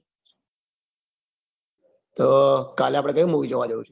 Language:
Gujarati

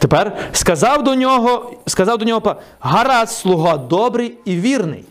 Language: Ukrainian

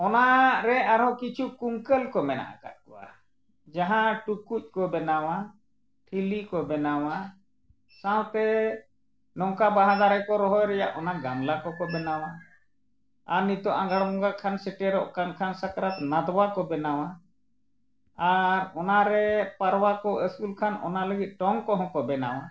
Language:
Santali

